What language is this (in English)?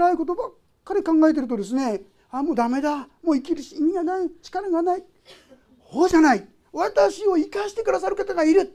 Japanese